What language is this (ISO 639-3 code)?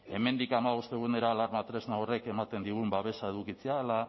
eus